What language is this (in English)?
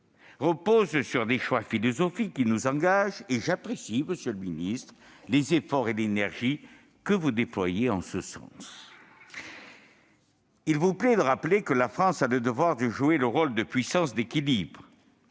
French